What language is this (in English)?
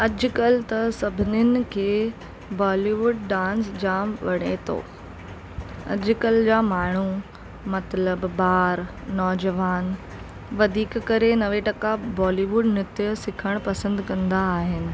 Sindhi